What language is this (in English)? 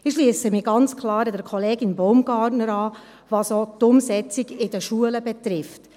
Swiss German